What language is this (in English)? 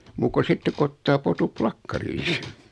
Finnish